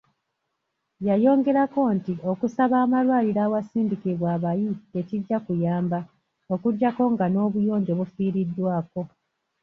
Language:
Ganda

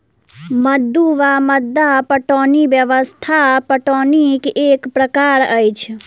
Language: Maithili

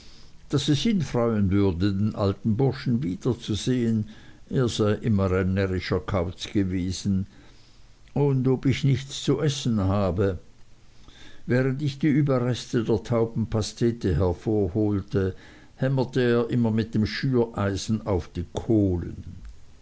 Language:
German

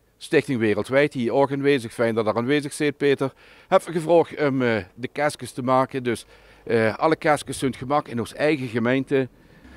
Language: Dutch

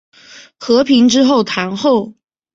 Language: Chinese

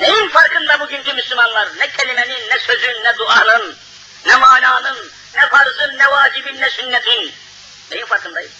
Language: Turkish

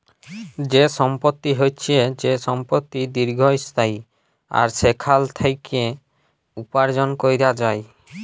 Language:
Bangla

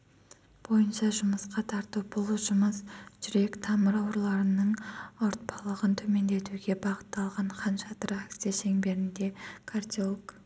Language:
Kazakh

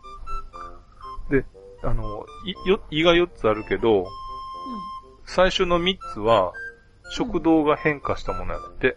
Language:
Japanese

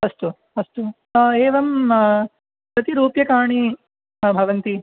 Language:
Sanskrit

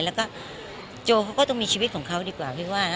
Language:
Thai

